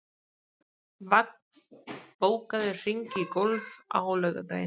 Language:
Icelandic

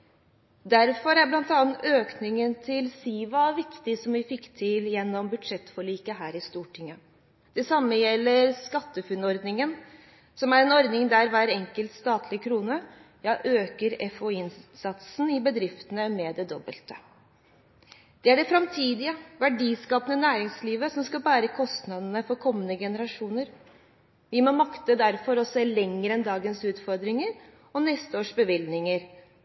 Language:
Norwegian Bokmål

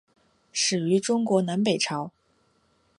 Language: Chinese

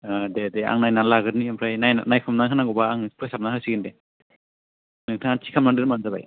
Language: Bodo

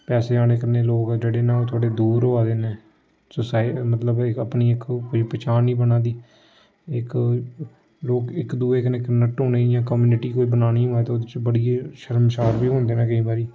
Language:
Dogri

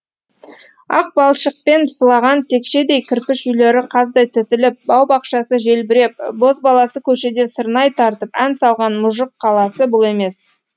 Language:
Kazakh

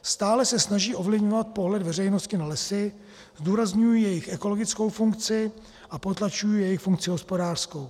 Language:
Czech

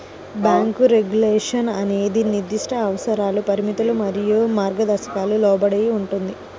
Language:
Telugu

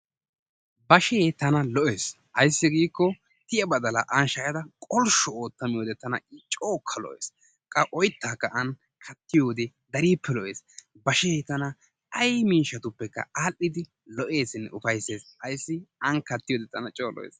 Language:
Wolaytta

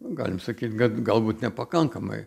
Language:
Lithuanian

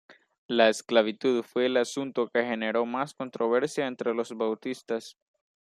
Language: Spanish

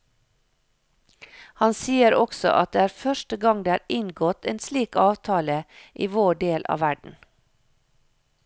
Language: Norwegian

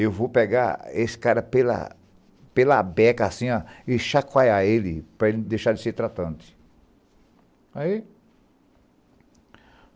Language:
Portuguese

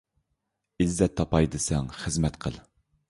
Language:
Uyghur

